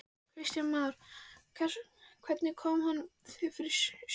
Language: Icelandic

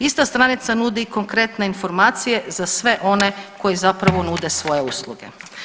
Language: Croatian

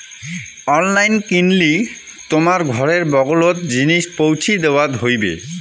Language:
Bangla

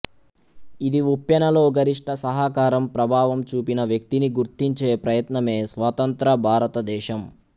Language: Telugu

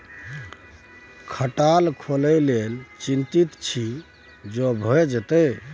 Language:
Maithili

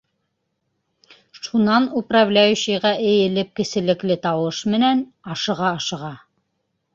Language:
Bashkir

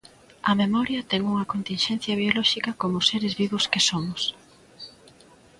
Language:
Galician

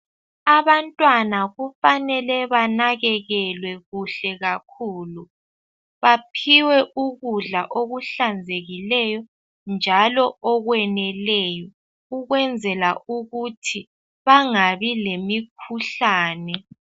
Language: North Ndebele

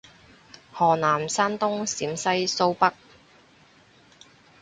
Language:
Cantonese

